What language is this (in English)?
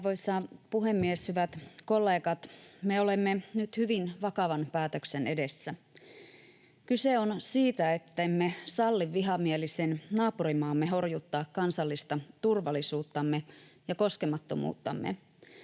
Finnish